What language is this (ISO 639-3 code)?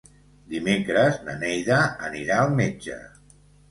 cat